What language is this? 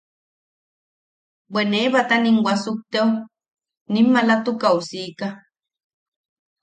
Yaqui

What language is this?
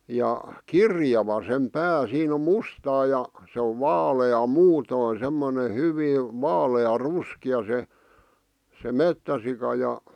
Finnish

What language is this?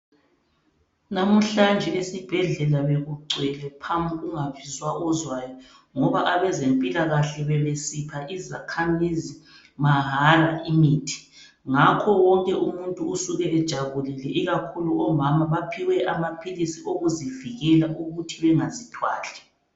North Ndebele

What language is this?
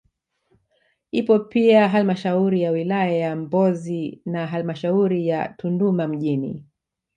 Swahili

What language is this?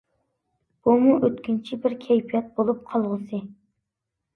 Uyghur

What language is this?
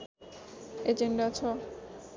Nepali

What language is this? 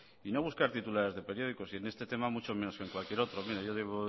Spanish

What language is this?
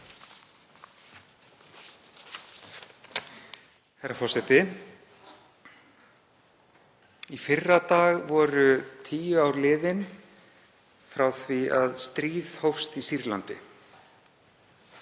Icelandic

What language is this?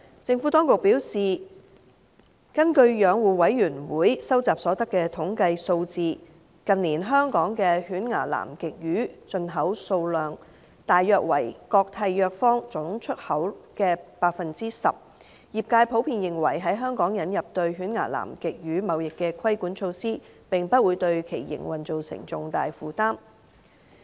Cantonese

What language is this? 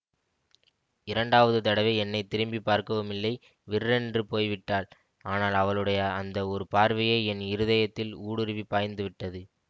Tamil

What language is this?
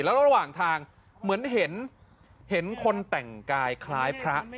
Thai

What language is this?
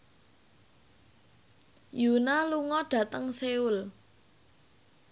Javanese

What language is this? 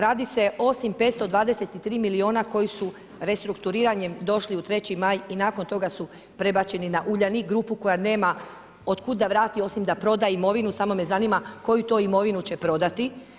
Croatian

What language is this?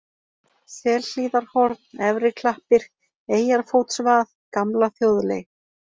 Icelandic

